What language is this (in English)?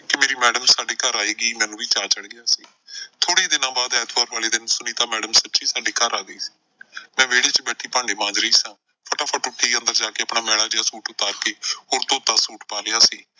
Punjabi